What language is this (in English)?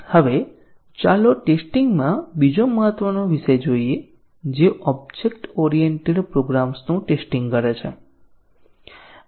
Gujarati